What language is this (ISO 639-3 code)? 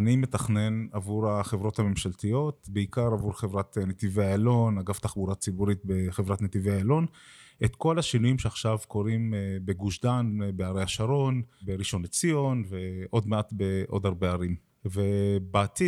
heb